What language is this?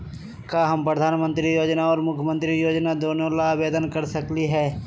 Magahi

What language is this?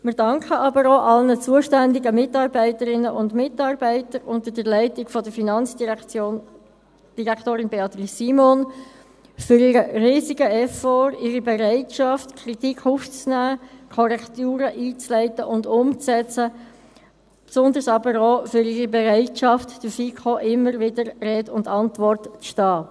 Swiss German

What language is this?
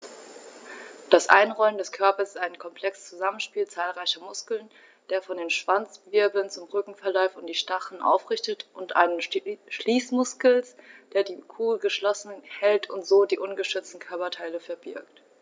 German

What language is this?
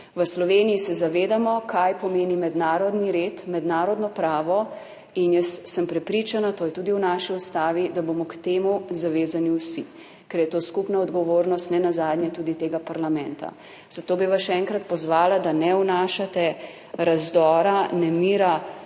Slovenian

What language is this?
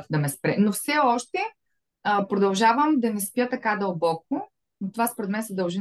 Bulgarian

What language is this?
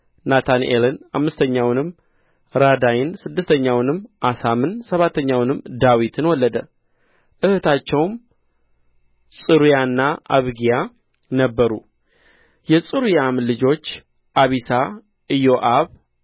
Amharic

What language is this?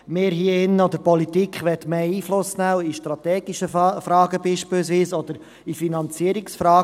Swiss German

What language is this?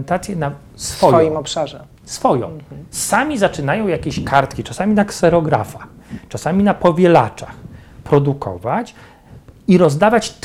Polish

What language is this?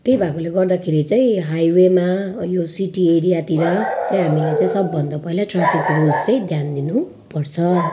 Nepali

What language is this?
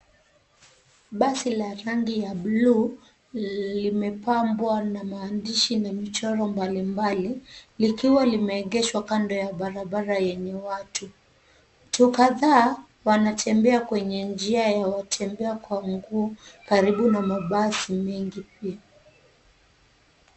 Swahili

